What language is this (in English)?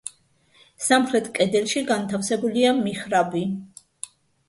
Georgian